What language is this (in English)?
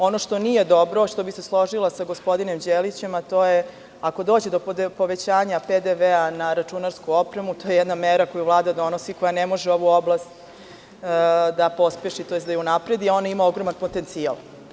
Serbian